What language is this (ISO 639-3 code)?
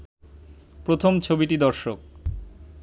ben